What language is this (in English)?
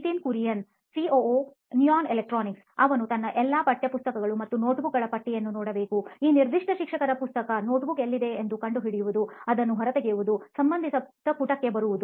Kannada